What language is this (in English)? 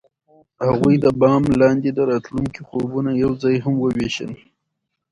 Pashto